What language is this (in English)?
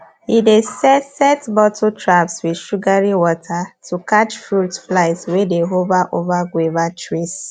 Nigerian Pidgin